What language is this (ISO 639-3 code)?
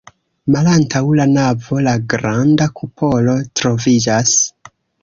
epo